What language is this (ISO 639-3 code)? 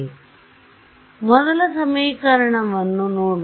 kan